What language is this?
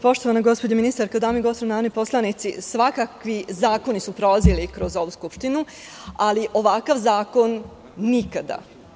Serbian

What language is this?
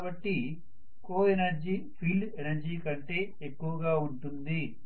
Telugu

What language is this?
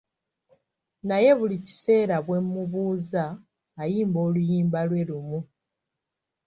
Ganda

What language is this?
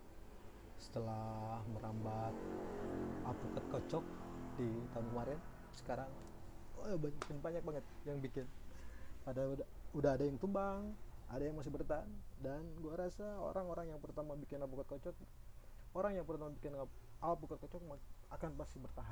Indonesian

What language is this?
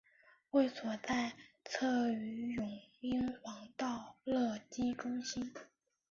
Chinese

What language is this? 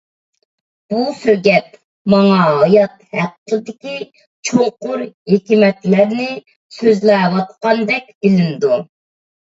Uyghur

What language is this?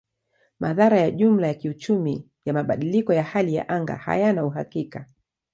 Swahili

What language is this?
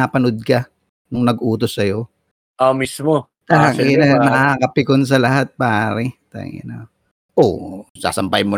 Filipino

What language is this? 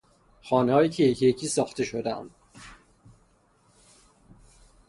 Persian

